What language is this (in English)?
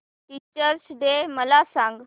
Marathi